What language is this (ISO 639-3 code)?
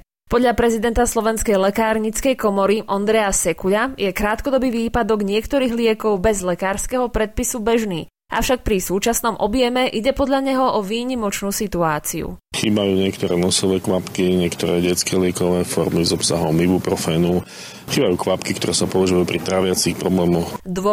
slk